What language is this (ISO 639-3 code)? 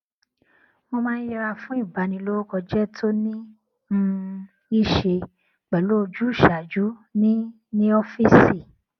yor